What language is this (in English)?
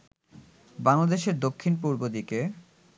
Bangla